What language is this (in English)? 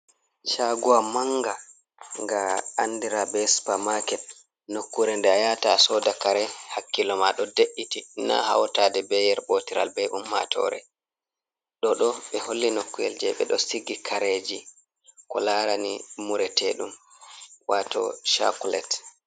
Fula